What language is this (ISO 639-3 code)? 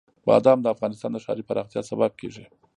pus